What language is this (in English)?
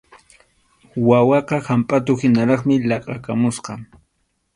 Arequipa-La Unión Quechua